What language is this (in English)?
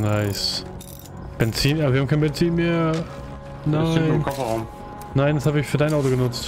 German